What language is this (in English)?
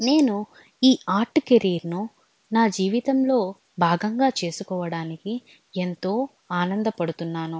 Telugu